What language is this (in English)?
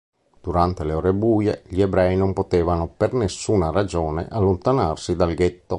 Italian